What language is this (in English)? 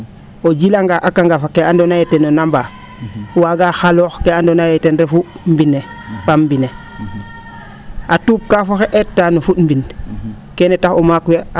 Serer